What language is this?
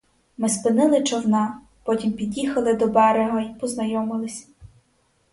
Ukrainian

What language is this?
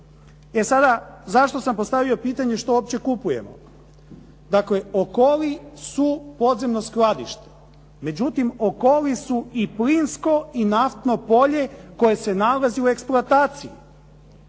Croatian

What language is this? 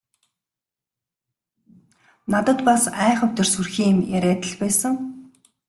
Mongolian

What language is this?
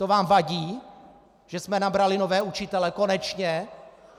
Czech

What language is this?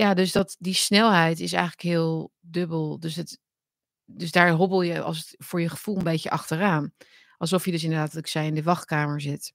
Dutch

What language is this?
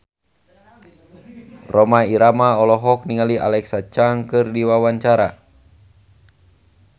Sundanese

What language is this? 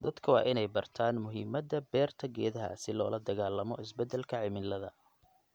Somali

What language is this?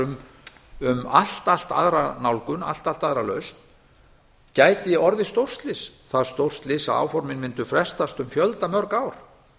Icelandic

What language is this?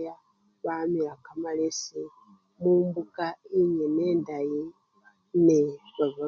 Luyia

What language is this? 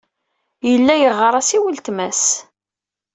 Kabyle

